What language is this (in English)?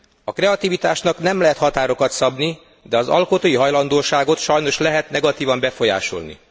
Hungarian